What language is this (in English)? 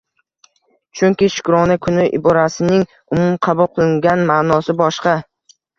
Uzbek